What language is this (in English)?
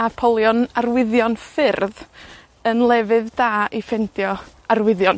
Welsh